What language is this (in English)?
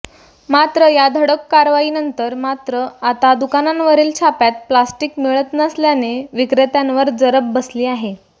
Marathi